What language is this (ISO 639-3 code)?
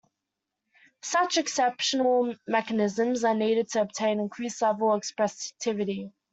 eng